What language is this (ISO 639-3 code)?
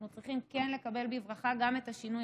heb